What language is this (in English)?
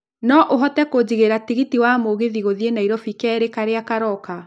Kikuyu